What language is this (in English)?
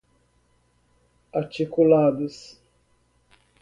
Portuguese